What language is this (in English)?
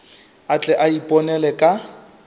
Northern Sotho